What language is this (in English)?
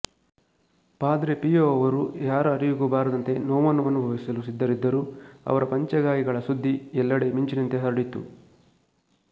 Kannada